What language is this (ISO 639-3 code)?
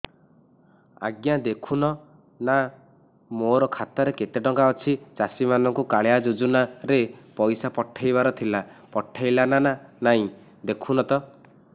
ori